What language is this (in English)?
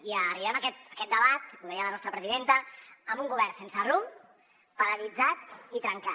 Catalan